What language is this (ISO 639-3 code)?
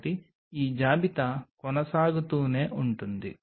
tel